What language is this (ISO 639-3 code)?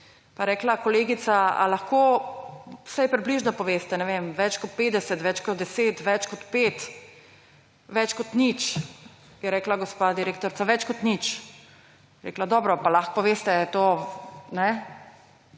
slv